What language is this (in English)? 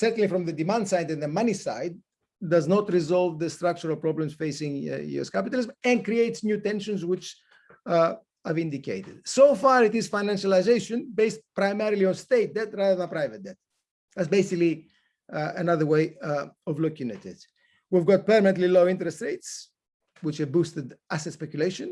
English